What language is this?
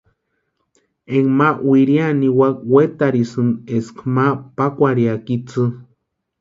Western Highland Purepecha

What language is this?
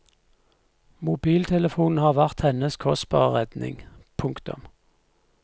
Norwegian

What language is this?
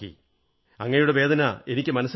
Malayalam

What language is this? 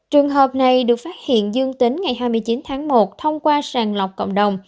Vietnamese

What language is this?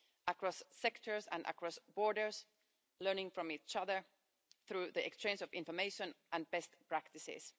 English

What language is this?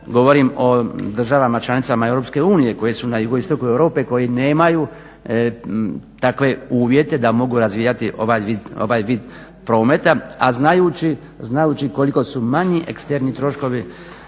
Croatian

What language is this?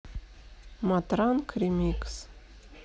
Russian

